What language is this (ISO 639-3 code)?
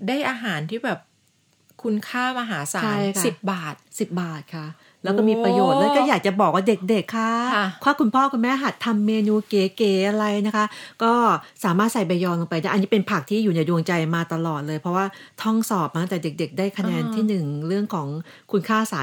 tha